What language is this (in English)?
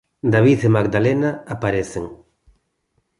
Galician